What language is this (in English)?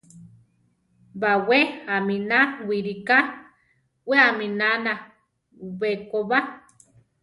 Central Tarahumara